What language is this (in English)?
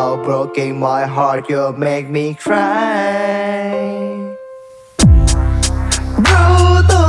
Vietnamese